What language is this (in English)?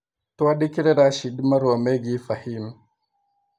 Kikuyu